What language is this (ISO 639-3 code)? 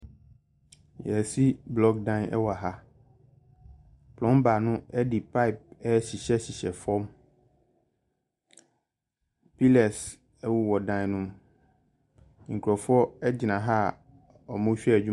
aka